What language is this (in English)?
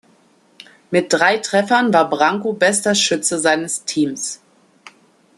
German